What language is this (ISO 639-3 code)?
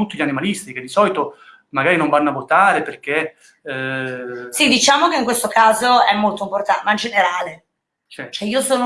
ita